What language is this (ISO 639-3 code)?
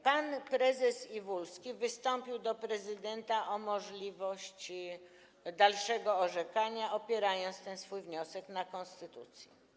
pol